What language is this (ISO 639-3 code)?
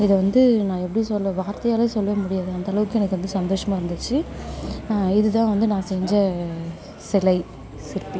tam